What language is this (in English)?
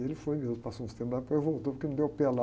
Portuguese